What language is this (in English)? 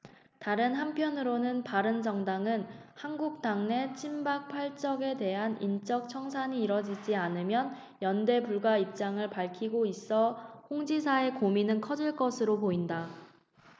Korean